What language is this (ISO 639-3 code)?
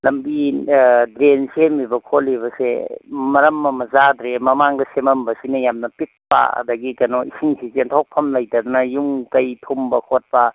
mni